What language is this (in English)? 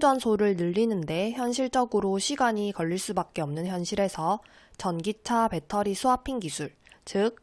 Korean